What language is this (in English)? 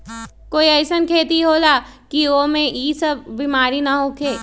Magahi